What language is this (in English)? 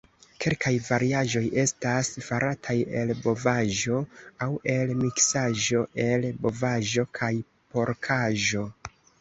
Esperanto